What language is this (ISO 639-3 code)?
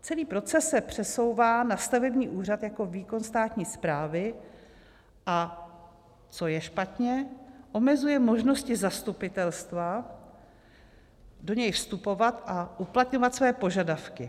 ces